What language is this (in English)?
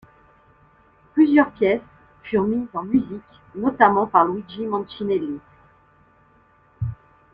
French